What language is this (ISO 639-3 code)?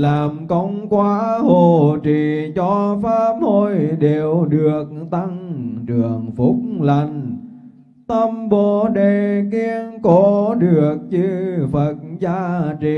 vie